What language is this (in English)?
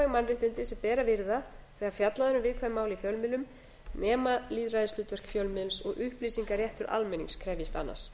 Icelandic